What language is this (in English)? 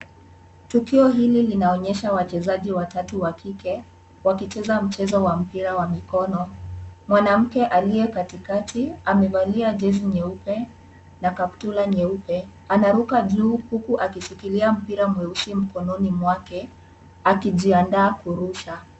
Swahili